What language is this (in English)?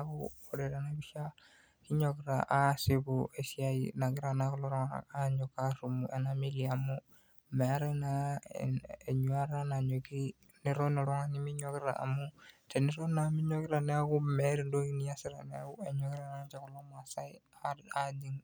Masai